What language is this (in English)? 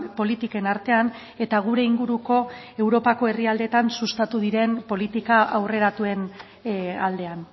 Basque